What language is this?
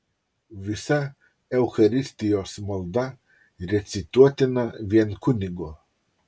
Lithuanian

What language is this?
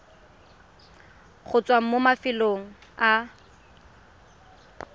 Tswana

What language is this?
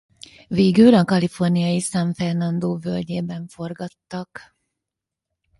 Hungarian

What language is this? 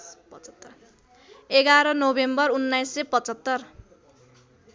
Nepali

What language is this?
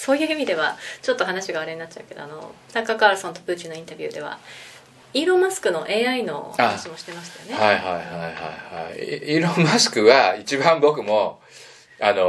Japanese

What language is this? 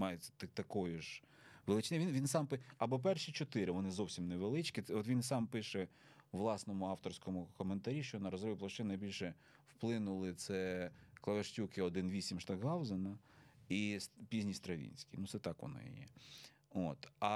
Ukrainian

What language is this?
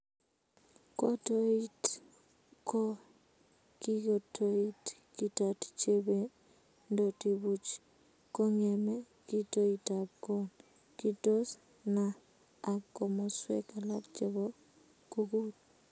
Kalenjin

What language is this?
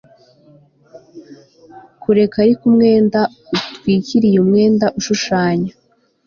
Kinyarwanda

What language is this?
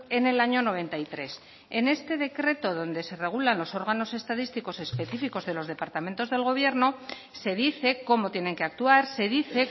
Spanish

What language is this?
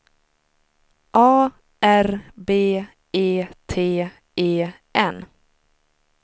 Swedish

